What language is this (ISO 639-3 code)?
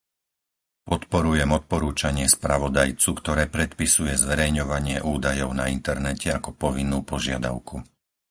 slk